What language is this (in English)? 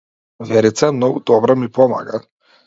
Macedonian